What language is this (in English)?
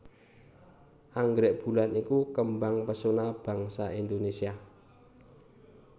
Javanese